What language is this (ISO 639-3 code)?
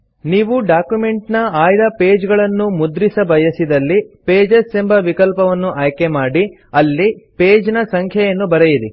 kan